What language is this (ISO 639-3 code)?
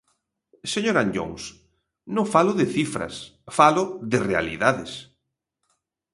glg